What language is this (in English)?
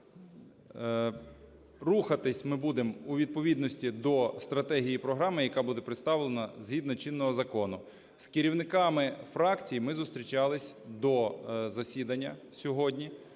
Ukrainian